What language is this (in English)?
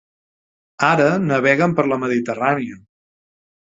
Catalan